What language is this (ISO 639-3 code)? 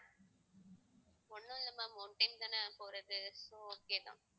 tam